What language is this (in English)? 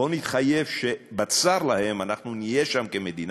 Hebrew